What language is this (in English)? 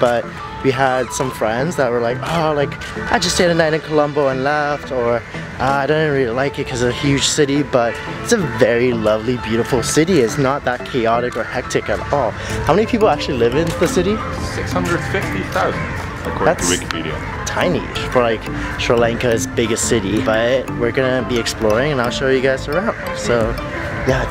English